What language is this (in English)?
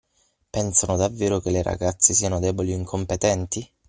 Italian